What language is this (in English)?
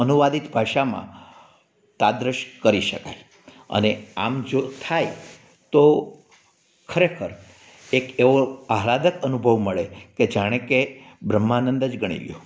Gujarati